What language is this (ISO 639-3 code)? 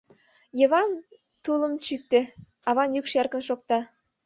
chm